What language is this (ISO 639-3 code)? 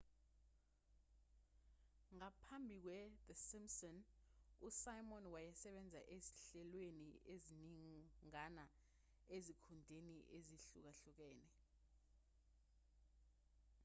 zul